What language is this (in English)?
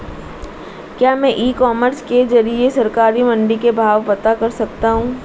Hindi